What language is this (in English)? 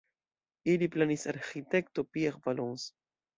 Esperanto